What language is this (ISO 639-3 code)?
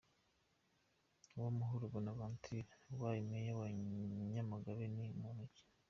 kin